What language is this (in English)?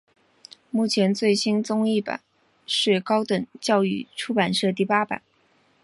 Chinese